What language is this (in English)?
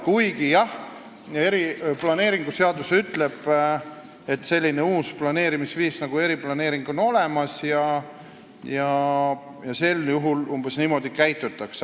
Estonian